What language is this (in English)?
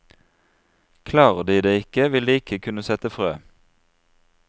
Norwegian